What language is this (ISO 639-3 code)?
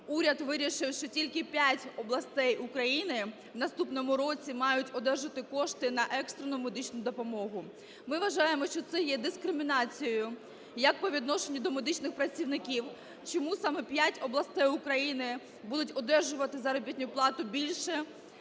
ukr